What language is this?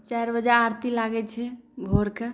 Maithili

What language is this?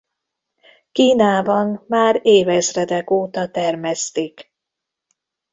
Hungarian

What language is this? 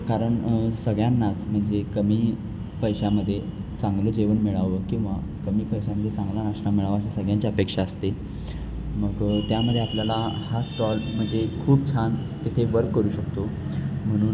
Marathi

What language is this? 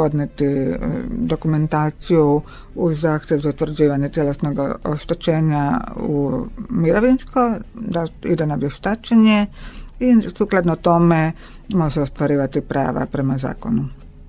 Croatian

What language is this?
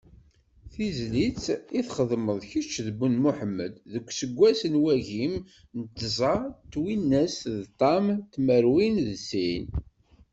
Kabyle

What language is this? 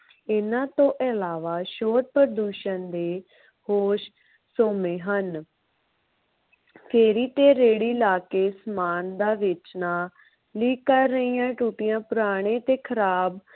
Punjabi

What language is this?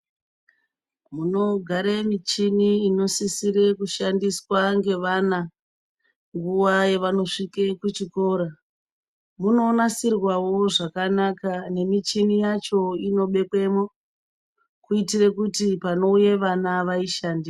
Ndau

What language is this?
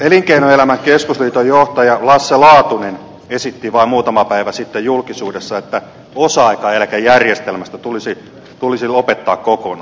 Finnish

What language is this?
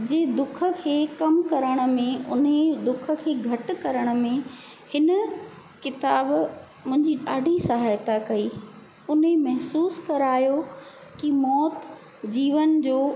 Sindhi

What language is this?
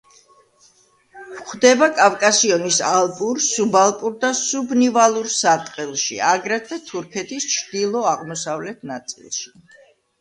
Georgian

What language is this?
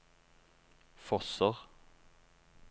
Norwegian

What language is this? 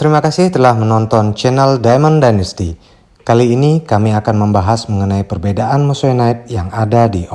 Indonesian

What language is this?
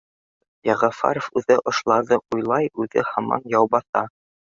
Bashkir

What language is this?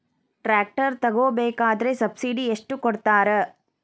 Kannada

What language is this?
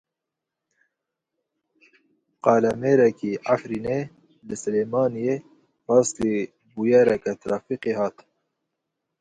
Kurdish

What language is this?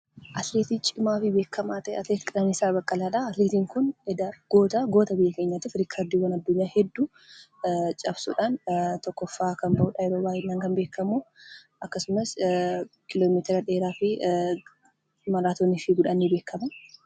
Oromo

